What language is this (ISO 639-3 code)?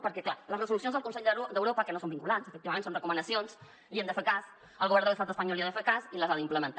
cat